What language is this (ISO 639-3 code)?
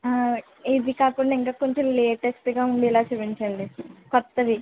tel